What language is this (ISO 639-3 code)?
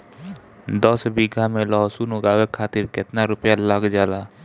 bho